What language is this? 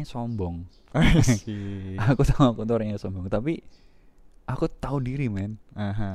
Indonesian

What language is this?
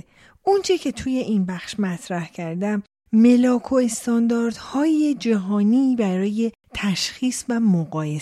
Persian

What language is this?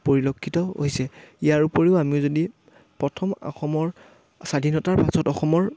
Assamese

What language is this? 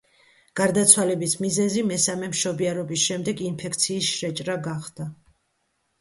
Georgian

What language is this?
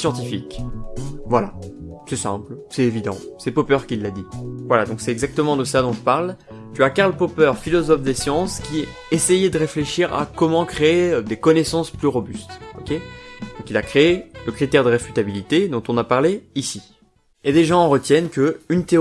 French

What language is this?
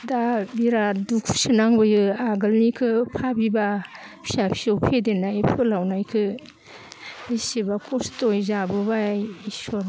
Bodo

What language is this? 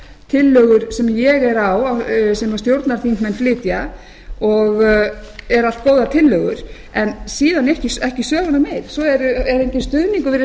Icelandic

